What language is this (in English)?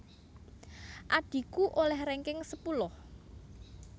Javanese